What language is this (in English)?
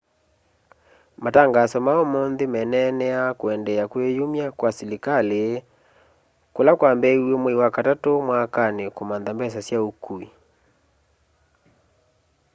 Kamba